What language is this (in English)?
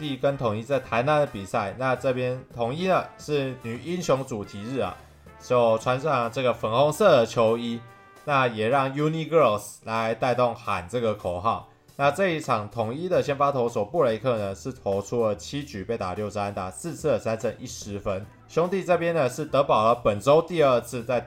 Chinese